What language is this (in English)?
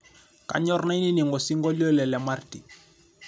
Masai